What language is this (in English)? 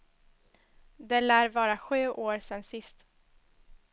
Swedish